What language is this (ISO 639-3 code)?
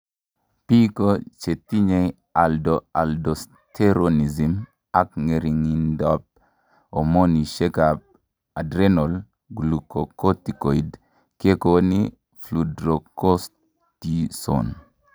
kln